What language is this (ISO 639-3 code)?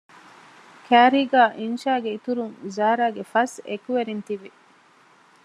div